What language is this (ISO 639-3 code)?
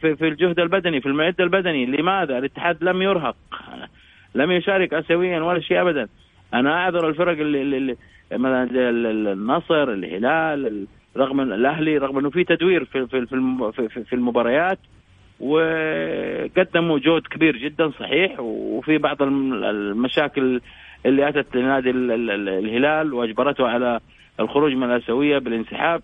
ara